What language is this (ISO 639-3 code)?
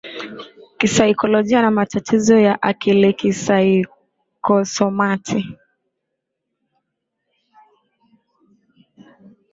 swa